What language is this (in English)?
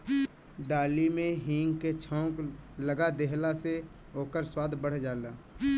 Bhojpuri